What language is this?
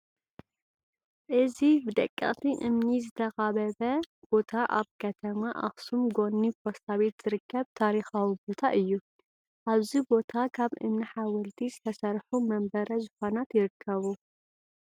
Tigrinya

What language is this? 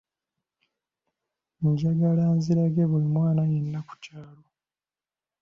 Ganda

